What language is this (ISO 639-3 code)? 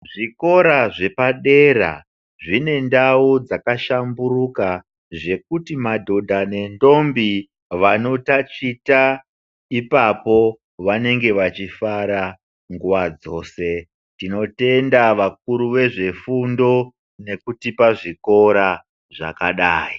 ndc